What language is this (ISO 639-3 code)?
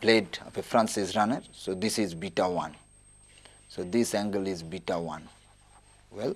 eng